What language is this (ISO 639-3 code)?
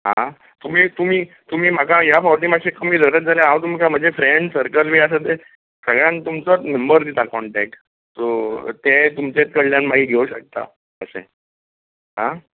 kok